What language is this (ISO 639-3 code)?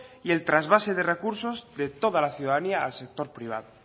spa